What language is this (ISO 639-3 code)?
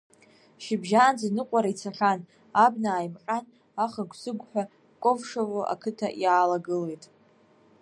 abk